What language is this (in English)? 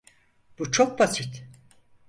Turkish